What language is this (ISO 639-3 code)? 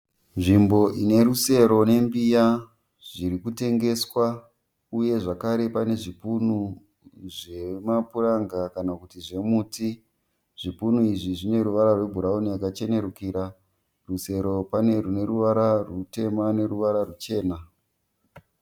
sna